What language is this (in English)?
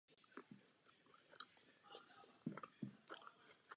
Czech